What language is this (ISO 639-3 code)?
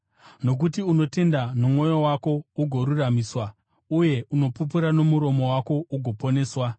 sna